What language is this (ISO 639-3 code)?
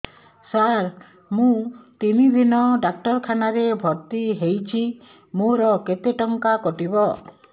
ori